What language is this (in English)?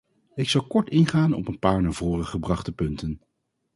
Dutch